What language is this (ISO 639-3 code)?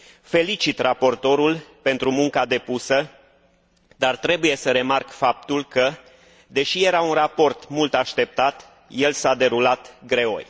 ron